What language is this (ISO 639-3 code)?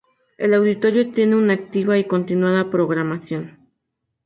spa